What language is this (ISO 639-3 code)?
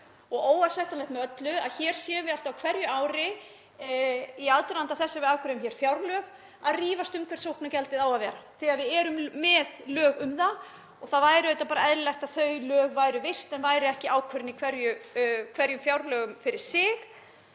isl